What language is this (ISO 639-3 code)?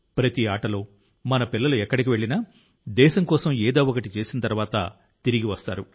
tel